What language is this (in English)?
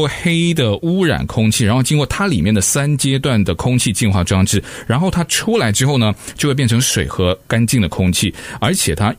Chinese